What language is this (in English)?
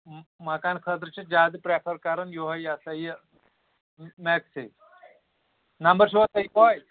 Kashmiri